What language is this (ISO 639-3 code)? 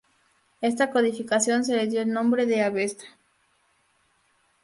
spa